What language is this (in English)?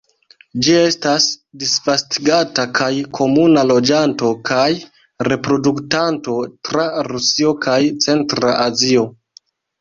Esperanto